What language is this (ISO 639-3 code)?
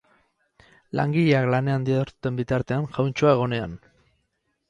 eus